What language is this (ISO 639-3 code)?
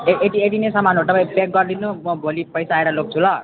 nep